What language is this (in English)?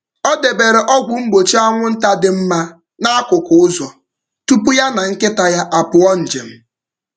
Igbo